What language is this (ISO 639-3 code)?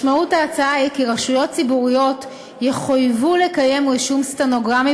heb